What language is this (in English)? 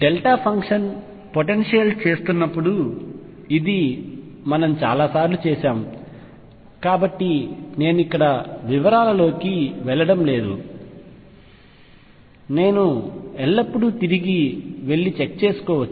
Telugu